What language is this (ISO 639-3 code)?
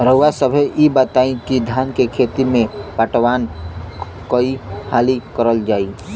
bho